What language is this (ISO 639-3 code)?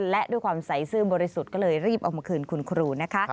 tha